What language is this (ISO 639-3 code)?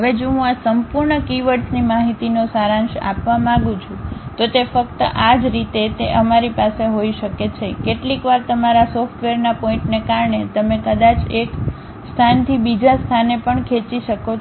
guj